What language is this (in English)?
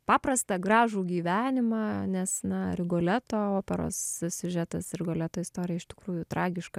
Lithuanian